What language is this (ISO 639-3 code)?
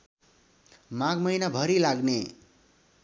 nep